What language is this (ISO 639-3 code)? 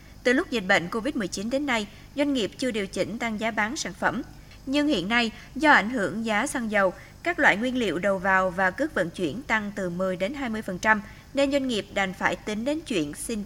vie